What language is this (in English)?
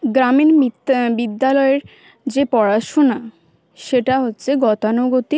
Bangla